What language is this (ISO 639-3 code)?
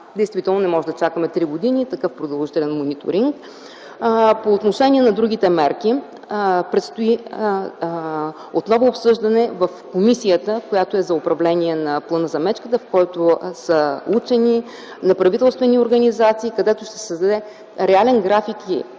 bul